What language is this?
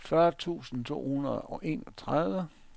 Danish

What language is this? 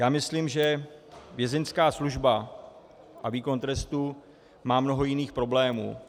Czech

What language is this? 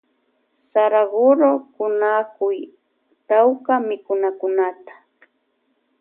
Loja Highland Quichua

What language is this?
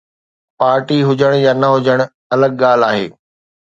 Sindhi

